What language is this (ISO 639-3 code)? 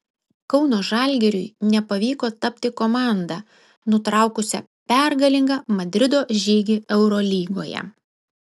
lit